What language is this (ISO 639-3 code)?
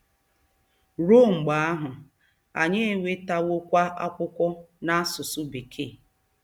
ibo